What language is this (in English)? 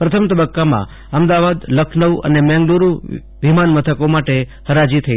Gujarati